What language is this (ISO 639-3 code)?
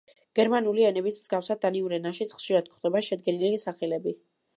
kat